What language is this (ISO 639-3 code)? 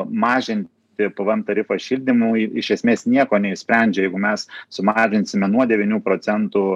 lit